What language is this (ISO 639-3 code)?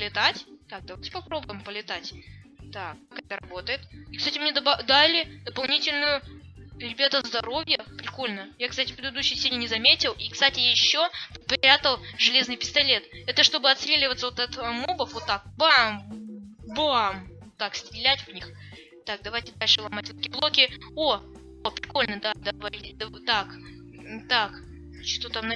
rus